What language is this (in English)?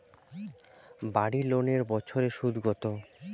Bangla